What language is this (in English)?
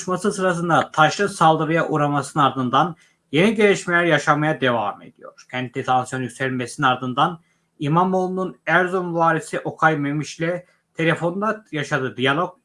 Turkish